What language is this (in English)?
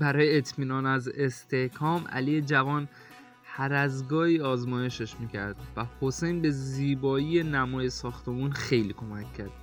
Persian